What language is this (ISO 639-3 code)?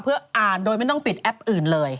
tha